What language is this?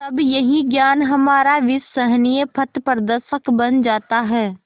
Hindi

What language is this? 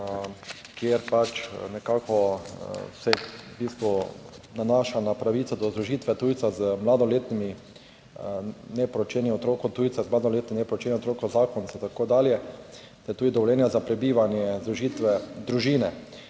Slovenian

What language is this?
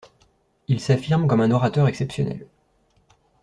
French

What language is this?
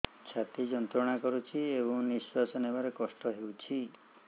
Odia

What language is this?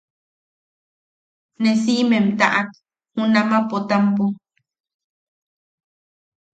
Yaqui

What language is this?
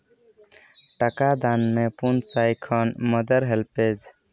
Santali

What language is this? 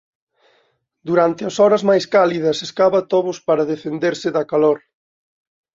Galician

